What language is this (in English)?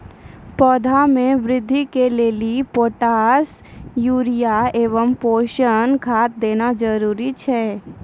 Maithili